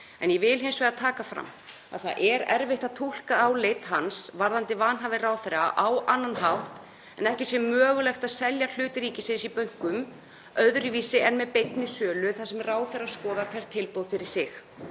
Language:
Icelandic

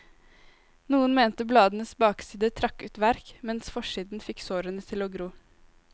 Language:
Norwegian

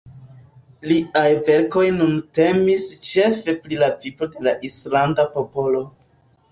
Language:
Esperanto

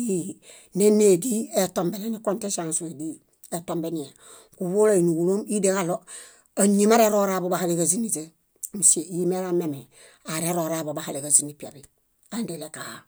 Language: Bayot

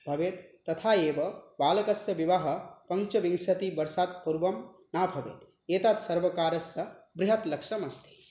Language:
Sanskrit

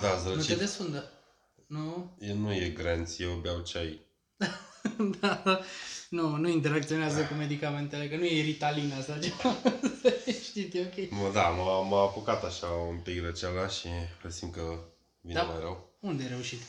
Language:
Romanian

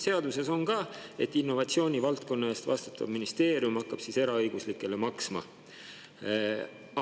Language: Estonian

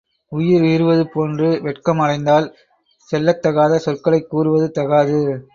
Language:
Tamil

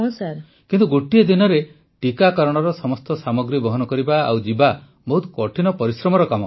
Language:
Odia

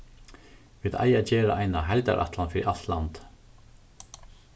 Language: Faroese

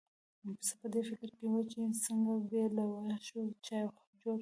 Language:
Pashto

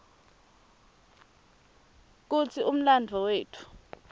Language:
Swati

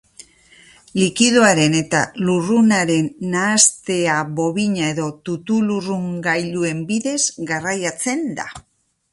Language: Basque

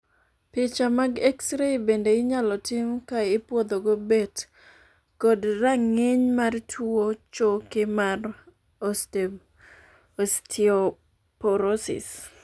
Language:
Luo (Kenya and Tanzania)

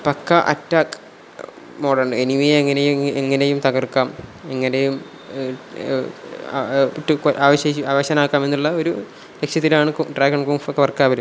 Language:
Malayalam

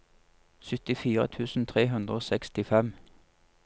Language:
Norwegian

